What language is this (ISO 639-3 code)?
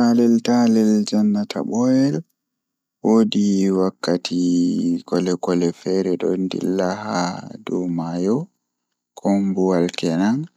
ful